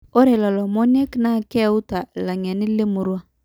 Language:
Masai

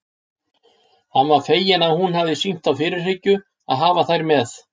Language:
Icelandic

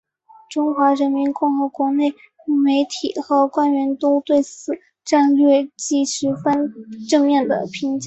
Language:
Chinese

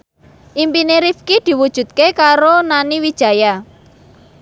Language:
Javanese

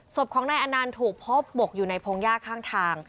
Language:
Thai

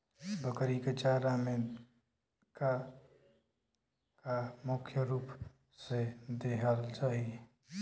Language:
Bhojpuri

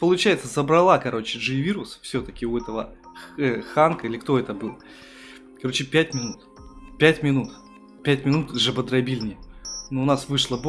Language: Russian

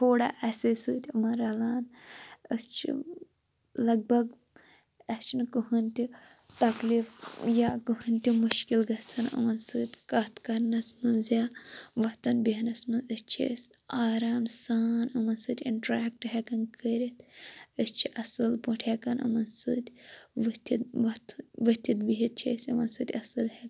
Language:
Kashmiri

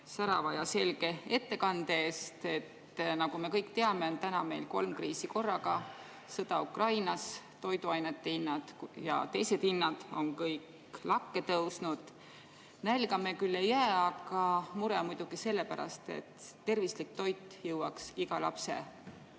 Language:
Estonian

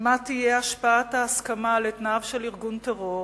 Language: Hebrew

